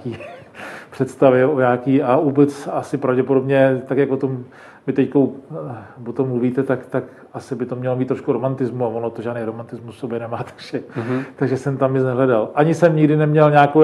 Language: Czech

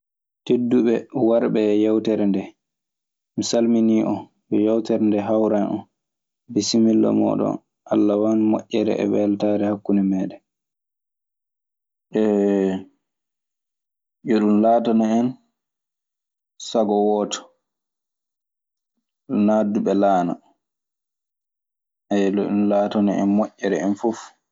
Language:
Maasina Fulfulde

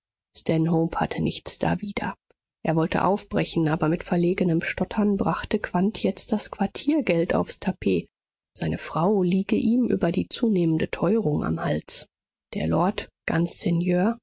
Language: German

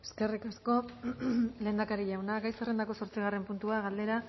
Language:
Basque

